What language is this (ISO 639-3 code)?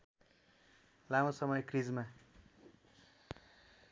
nep